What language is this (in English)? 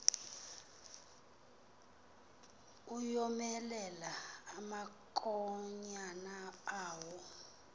Xhosa